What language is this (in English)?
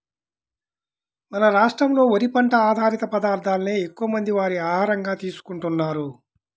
Telugu